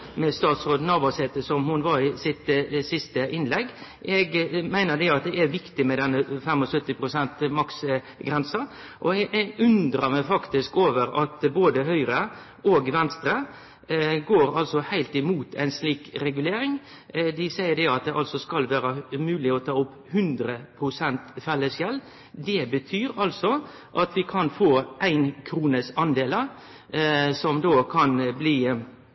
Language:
Norwegian Nynorsk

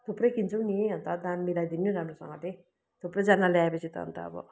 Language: Nepali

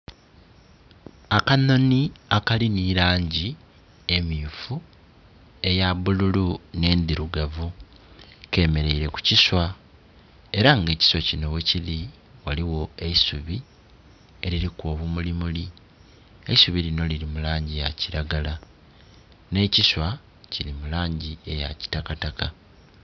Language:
Soga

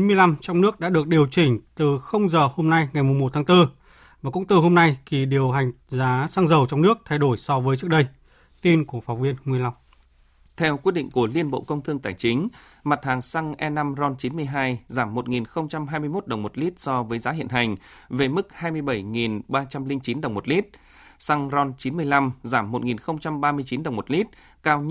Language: Vietnamese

